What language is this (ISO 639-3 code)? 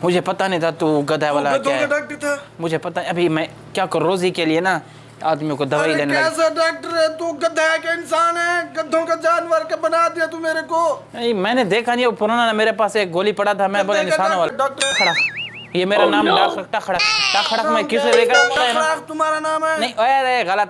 uig